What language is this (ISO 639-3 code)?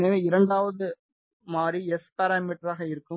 tam